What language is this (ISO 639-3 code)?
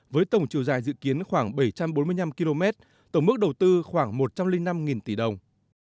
vie